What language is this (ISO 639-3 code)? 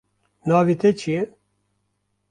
kur